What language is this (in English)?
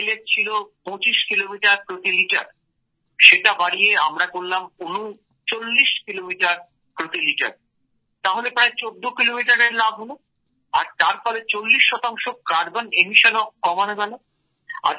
Bangla